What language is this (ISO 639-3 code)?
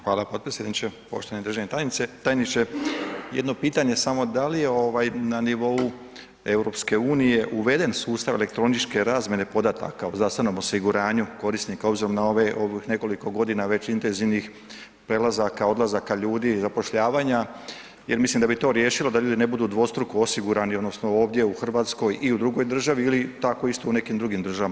hrv